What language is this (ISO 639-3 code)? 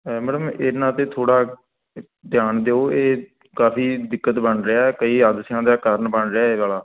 pan